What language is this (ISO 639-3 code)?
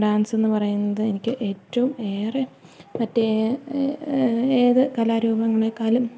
mal